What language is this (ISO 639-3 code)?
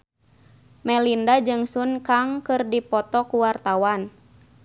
sun